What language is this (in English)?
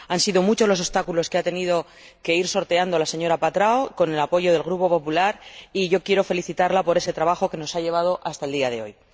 Spanish